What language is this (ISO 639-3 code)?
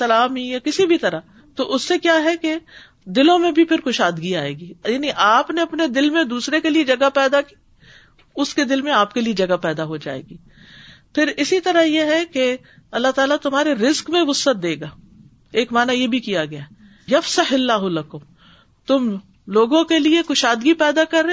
urd